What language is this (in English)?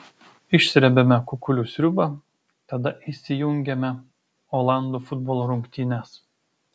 Lithuanian